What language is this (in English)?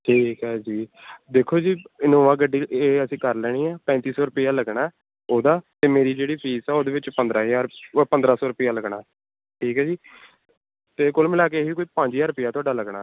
Punjabi